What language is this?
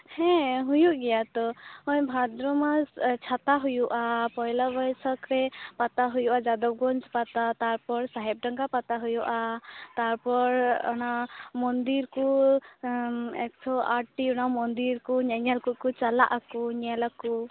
Santali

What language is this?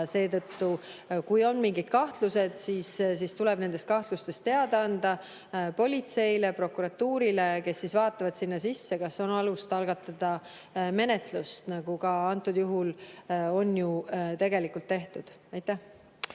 Estonian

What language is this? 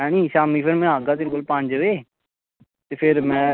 Dogri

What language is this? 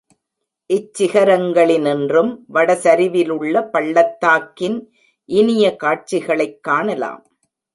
Tamil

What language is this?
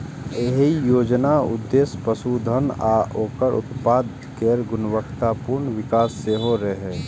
Maithili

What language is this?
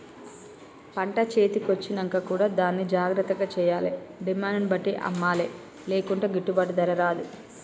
Telugu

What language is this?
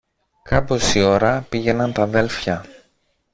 Greek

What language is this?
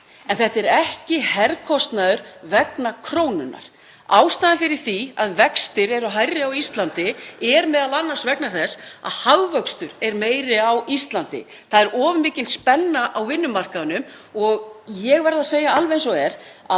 Icelandic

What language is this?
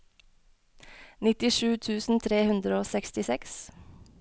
Norwegian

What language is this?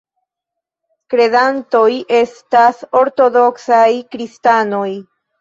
Esperanto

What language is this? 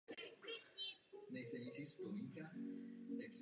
Czech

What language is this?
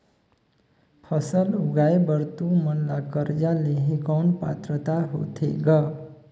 Chhattisgarhi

